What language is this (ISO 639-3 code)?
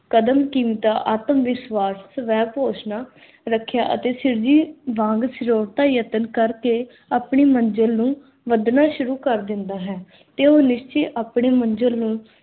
pan